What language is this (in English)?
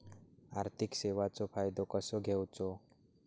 Marathi